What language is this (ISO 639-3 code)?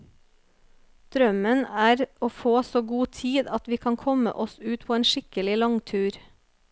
nor